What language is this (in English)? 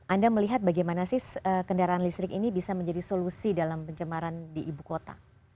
Indonesian